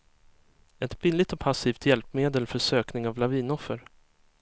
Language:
Swedish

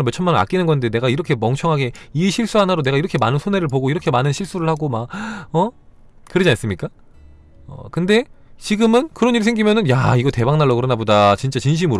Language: Korean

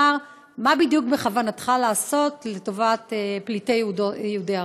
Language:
Hebrew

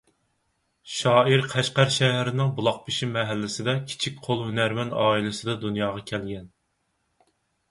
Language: Uyghur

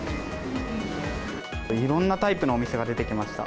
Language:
Japanese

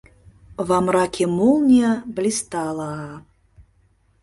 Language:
Mari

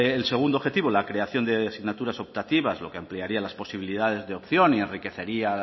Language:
Spanish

